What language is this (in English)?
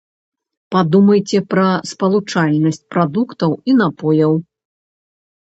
Belarusian